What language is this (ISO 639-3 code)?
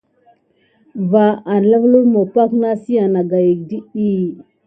gid